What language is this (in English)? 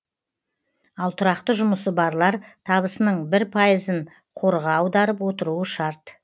Kazakh